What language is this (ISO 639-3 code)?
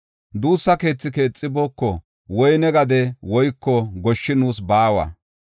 gof